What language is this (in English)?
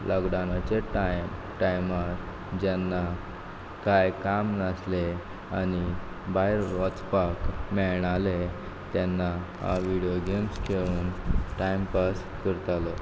Konkani